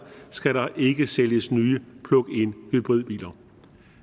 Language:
Danish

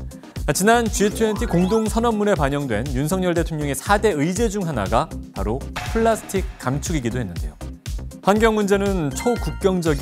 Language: Korean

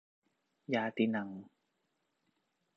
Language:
Thai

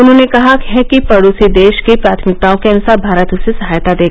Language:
Hindi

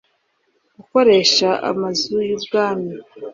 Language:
Kinyarwanda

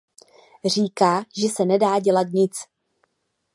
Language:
Czech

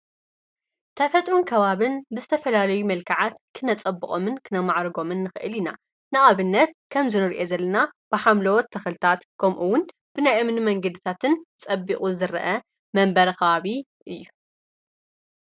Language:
Tigrinya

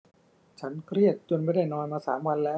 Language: Thai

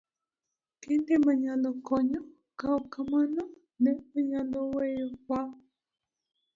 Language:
Luo (Kenya and Tanzania)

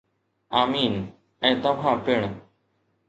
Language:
Sindhi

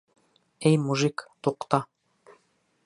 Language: Bashkir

